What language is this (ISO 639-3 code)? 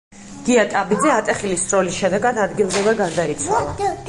kat